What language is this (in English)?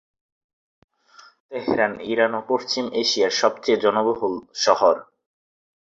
Bangla